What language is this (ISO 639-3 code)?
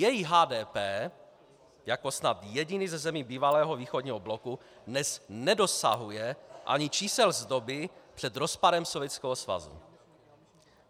ces